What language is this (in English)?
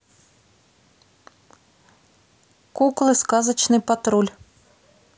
Russian